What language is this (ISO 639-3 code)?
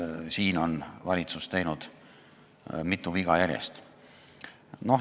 est